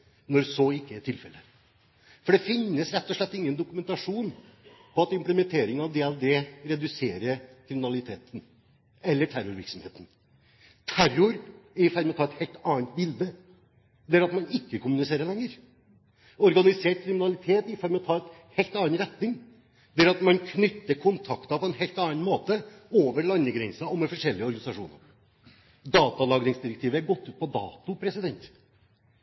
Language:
Norwegian Bokmål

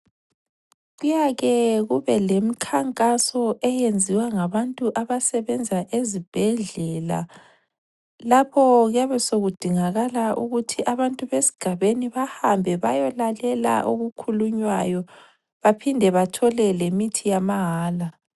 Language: North Ndebele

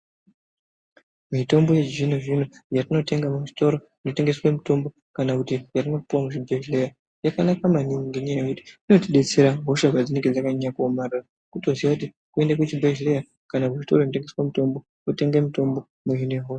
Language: Ndau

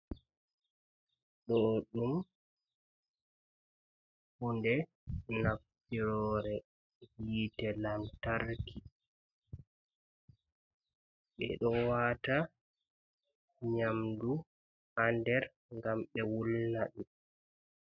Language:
Fula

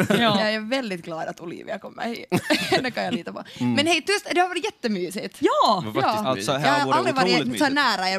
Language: Swedish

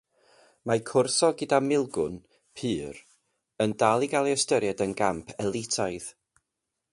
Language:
Welsh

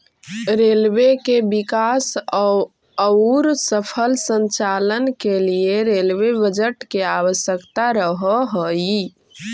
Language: Magahi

